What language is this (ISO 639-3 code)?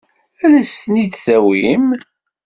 kab